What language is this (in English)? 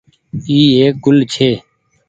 Goaria